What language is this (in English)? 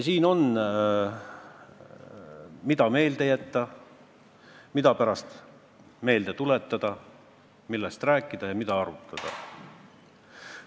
Estonian